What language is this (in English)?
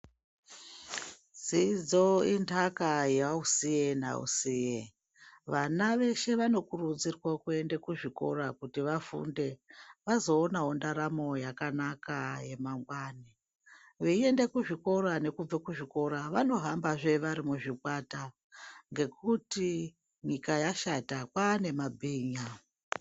Ndau